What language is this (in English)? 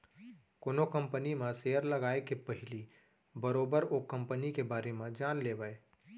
Chhattisgarhi